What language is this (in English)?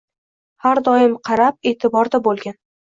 Uzbek